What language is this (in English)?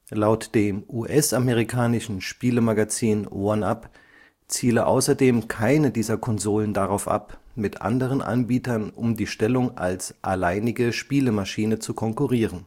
German